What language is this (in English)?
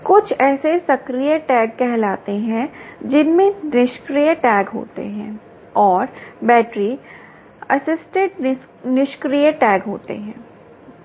Hindi